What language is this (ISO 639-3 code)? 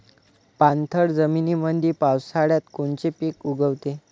mar